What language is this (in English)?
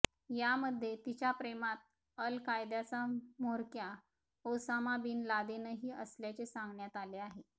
Marathi